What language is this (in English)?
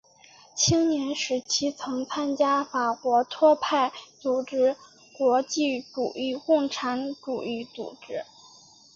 Chinese